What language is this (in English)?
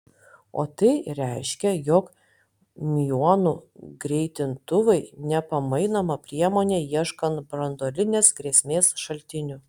Lithuanian